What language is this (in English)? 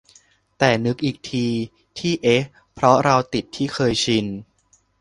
Thai